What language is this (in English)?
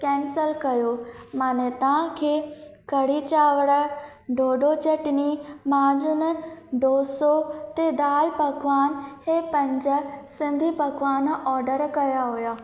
Sindhi